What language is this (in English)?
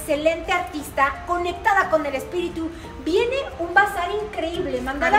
Spanish